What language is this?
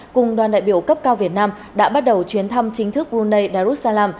Vietnamese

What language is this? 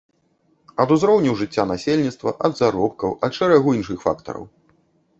Belarusian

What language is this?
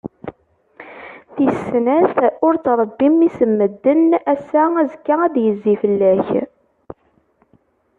Kabyle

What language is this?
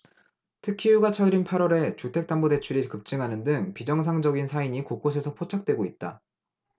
Korean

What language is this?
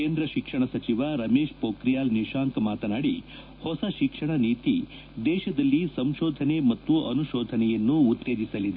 Kannada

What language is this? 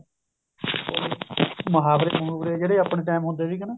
Punjabi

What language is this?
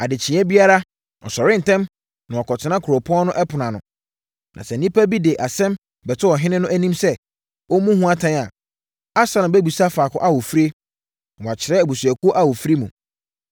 Akan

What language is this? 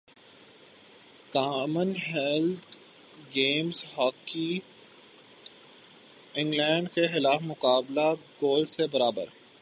Urdu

